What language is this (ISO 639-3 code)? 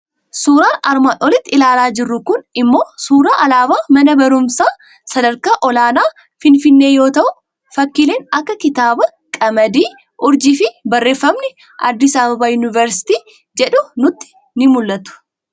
orm